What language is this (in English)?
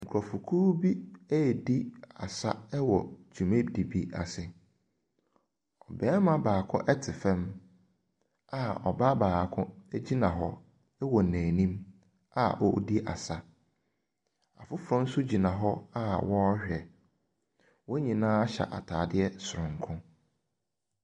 Akan